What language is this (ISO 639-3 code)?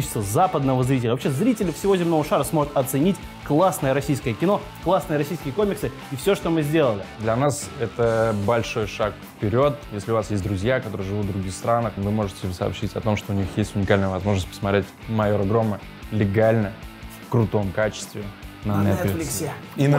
rus